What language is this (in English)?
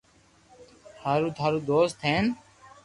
Loarki